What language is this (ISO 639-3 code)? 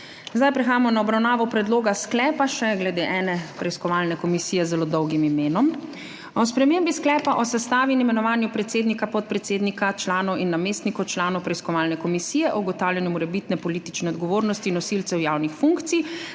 slv